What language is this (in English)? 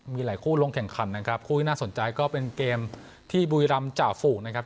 Thai